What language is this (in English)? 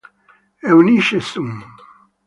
Italian